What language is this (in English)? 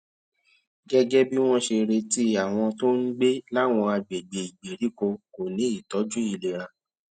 Yoruba